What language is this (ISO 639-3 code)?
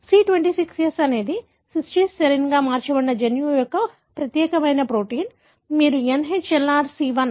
tel